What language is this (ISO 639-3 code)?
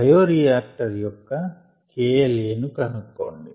tel